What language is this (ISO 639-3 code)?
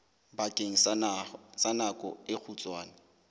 sot